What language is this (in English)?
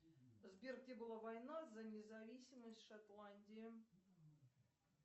Russian